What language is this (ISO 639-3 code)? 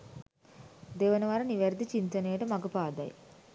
sin